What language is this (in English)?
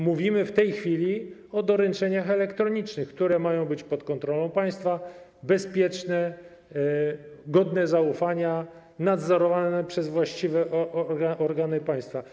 Polish